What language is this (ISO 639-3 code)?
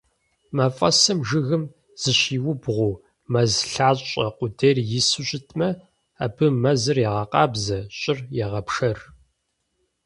kbd